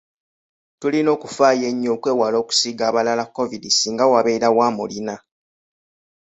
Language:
Ganda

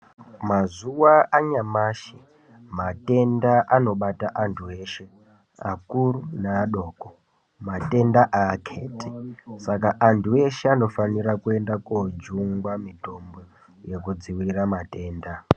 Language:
Ndau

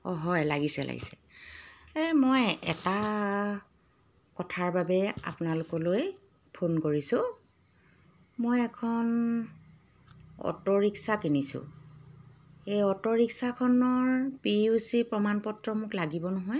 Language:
Assamese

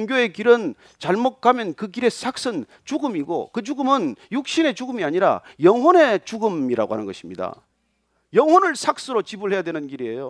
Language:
Korean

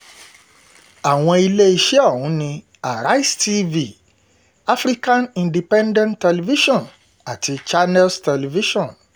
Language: Yoruba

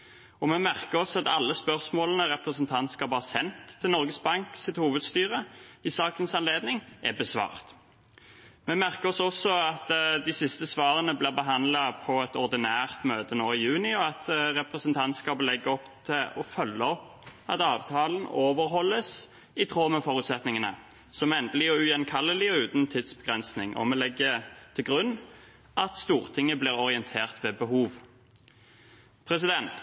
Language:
Norwegian Bokmål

